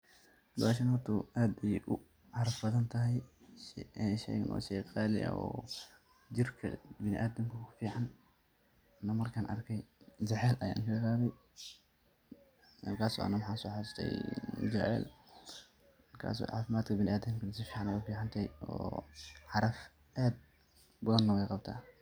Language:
Somali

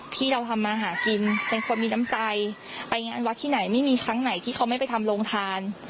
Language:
Thai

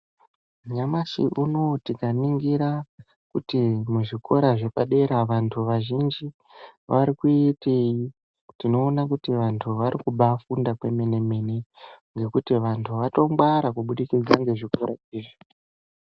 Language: Ndau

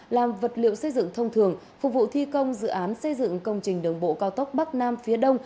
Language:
Vietnamese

